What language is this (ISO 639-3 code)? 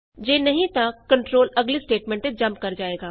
pan